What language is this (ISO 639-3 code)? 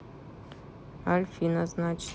rus